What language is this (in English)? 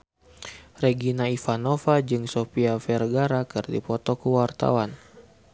Sundanese